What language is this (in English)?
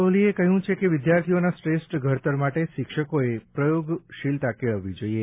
Gujarati